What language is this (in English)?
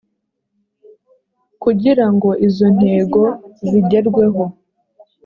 Kinyarwanda